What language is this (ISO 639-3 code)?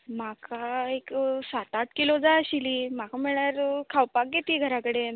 kok